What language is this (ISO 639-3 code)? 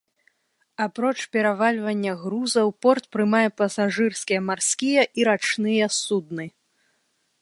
bel